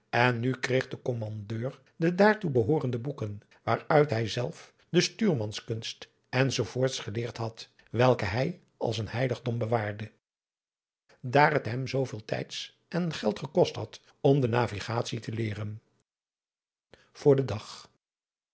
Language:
Dutch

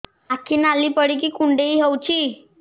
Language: Odia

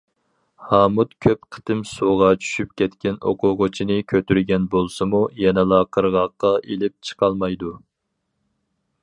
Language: Uyghur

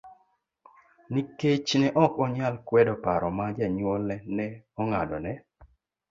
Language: Luo (Kenya and Tanzania)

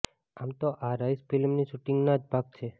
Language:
Gujarati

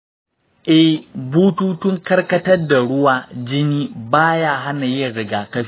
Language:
Hausa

